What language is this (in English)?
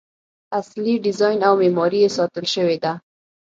Pashto